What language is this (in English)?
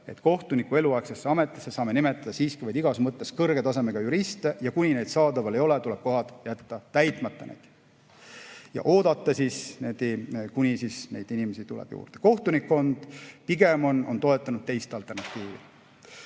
Estonian